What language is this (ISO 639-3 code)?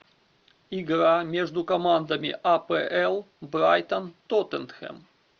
rus